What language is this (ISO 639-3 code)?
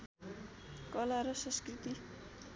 nep